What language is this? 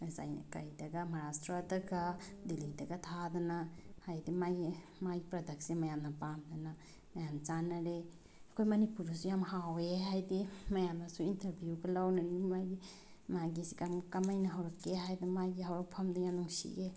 Manipuri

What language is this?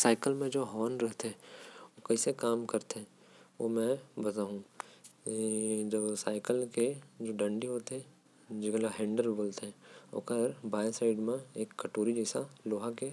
Korwa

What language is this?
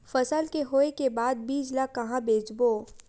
Chhattisgarhi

